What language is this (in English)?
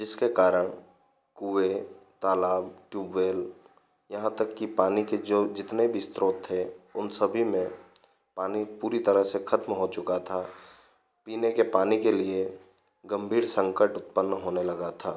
Hindi